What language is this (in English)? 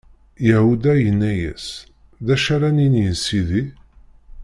Kabyle